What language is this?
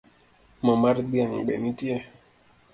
Luo (Kenya and Tanzania)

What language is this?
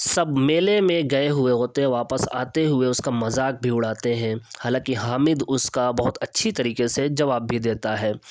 Urdu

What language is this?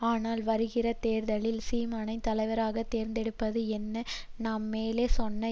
Tamil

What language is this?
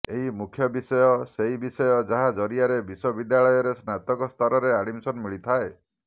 Odia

